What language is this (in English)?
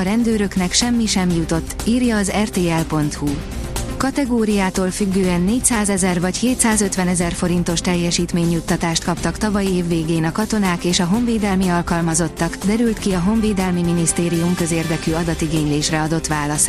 Hungarian